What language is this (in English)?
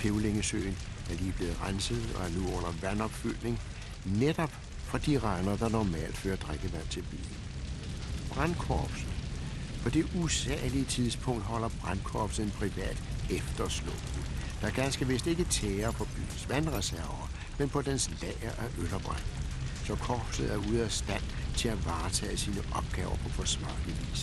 Danish